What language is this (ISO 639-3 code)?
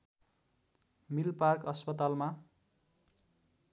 nep